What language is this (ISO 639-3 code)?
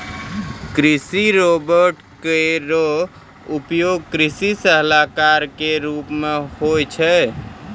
mai